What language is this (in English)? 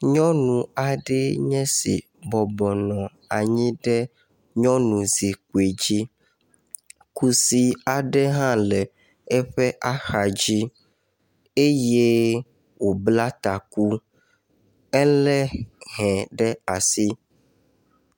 Ewe